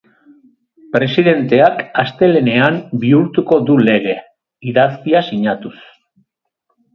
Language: Basque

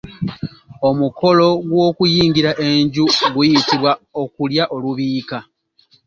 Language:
Ganda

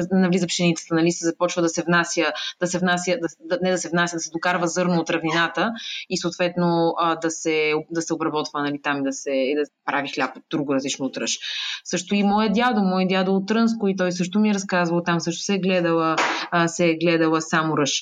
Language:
Bulgarian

